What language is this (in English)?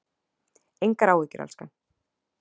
Icelandic